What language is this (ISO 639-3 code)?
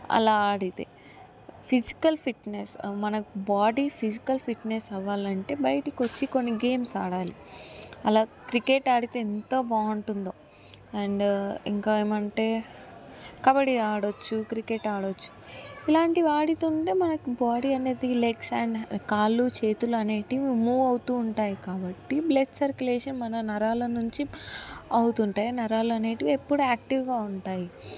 tel